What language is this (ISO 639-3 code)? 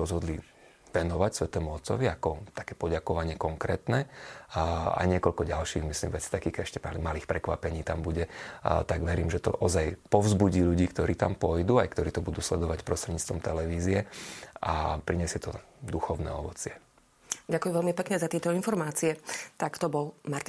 slk